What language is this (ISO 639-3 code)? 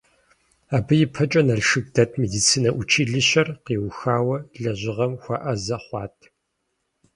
kbd